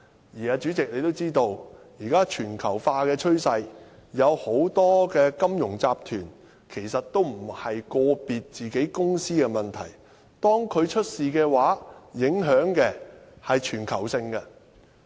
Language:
Cantonese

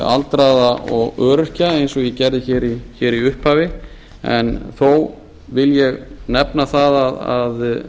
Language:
Icelandic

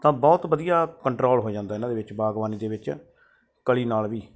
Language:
Punjabi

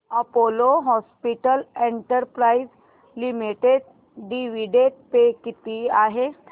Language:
Marathi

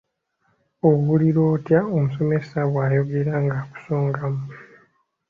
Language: Ganda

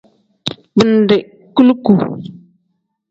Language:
Tem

